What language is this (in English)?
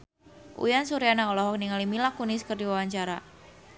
Sundanese